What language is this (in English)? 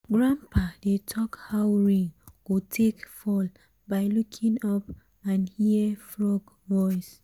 Nigerian Pidgin